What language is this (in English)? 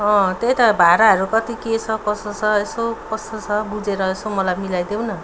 Nepali